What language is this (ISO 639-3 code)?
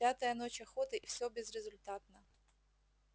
rus